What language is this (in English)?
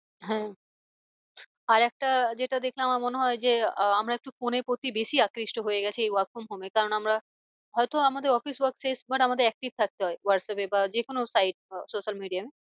Bangla